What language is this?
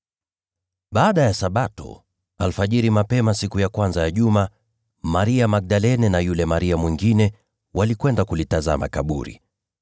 Swahili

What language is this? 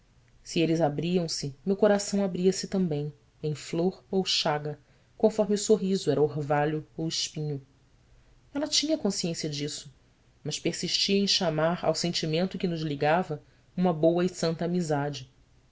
Portuguese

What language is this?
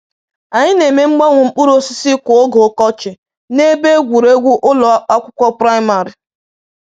Igbo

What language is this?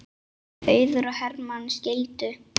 Icelandic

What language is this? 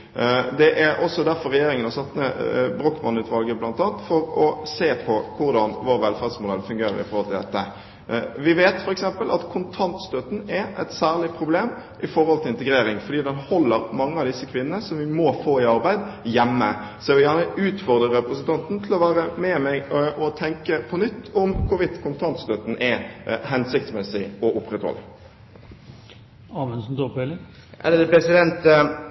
Norwegian Bokmål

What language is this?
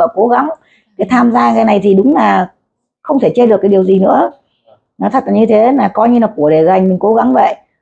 Vietnamese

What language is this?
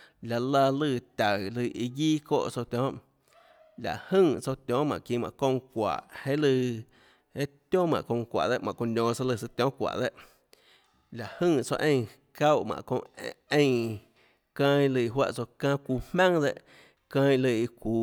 Tlacoatzintepec Chinantec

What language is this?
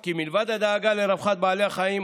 Hebrew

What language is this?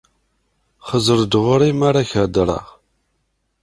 Kabyle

